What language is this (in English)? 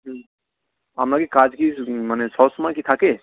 Bangla